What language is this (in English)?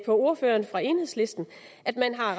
Danish